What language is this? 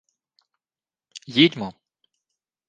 Ukrainian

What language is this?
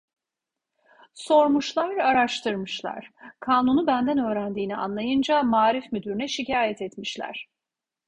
Turkish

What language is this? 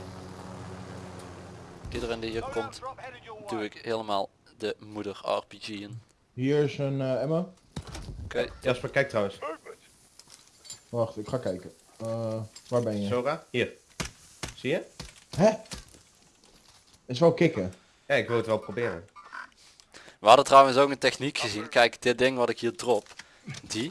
Dutch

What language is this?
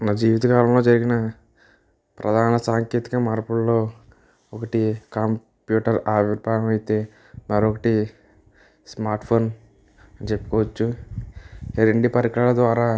Telugu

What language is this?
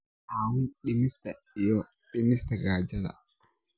Somali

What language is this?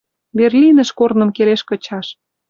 Western Mari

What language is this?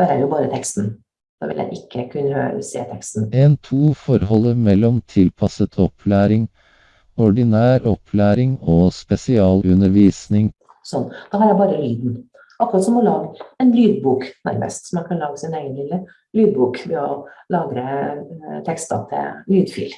Norwegian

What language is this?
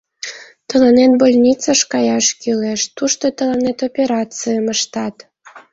Mari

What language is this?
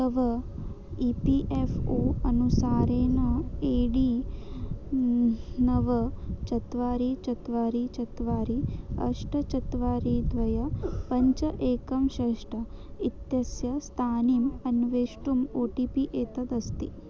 Sanskrit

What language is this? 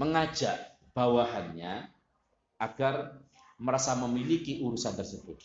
Indonesian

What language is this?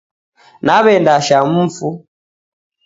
Taita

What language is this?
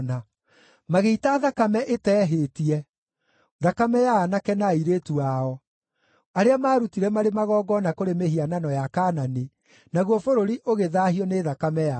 Kikuyu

